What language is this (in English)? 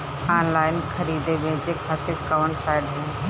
Bhojpuri